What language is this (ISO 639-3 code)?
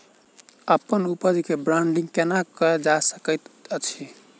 mai